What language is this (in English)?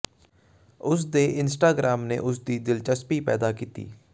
Punjabi